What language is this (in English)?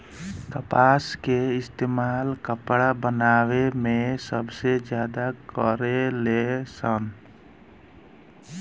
Bhojpuri